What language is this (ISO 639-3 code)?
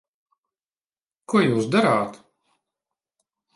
lav